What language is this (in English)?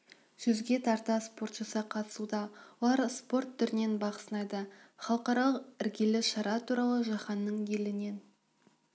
Kazakh